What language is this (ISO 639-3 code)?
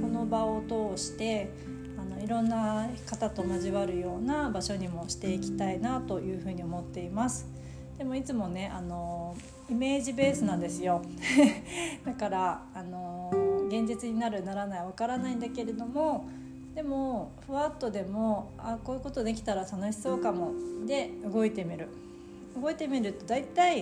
jpn